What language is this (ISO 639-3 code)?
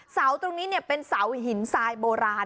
tha